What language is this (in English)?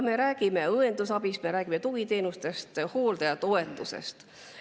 Estonian